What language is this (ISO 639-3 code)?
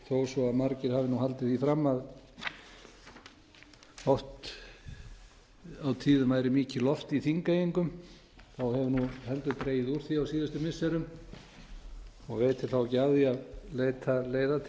isl